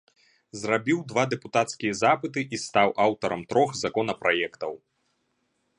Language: Belarusian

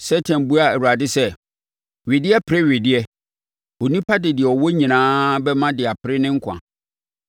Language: Akan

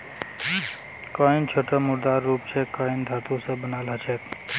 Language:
Magahi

